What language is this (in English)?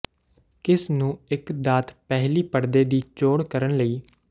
Punjabi